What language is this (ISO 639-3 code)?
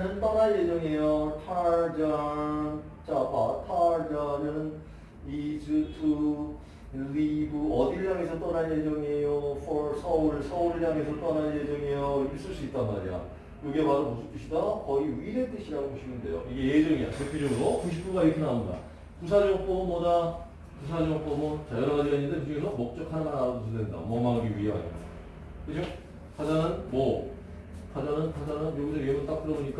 kor